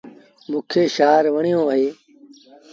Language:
Sindhi Bhil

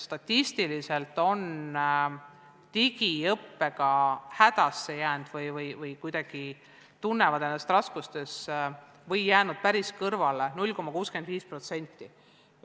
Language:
Estonian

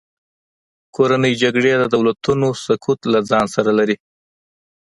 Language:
Pashto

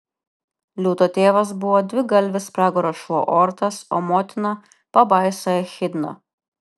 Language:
Lithuanian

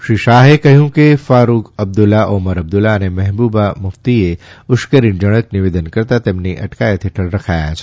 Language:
Gujarati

